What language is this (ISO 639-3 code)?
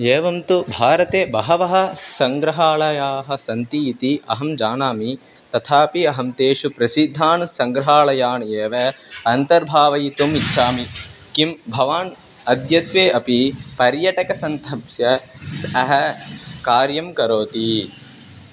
san